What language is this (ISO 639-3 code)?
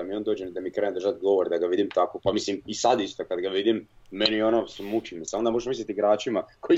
hrv